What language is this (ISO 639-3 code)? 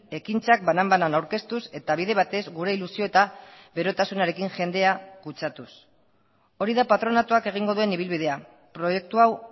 eus